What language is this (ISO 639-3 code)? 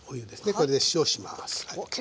jpn